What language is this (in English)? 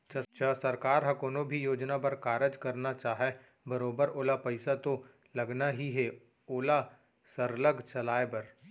Chhattisgarhi